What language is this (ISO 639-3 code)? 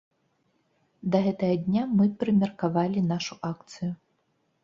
bel